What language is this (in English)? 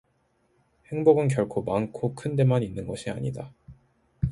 Korean